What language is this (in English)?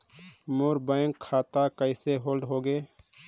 Chhattisgarhi